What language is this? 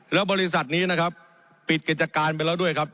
Thai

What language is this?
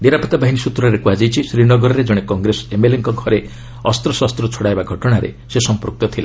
Odia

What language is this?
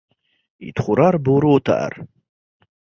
Uzbek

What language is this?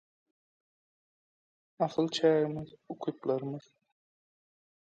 Turkmen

